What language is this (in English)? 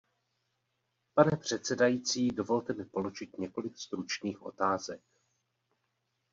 Czech